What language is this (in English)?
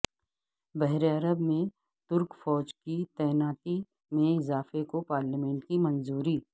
Urdu